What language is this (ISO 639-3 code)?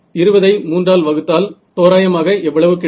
tam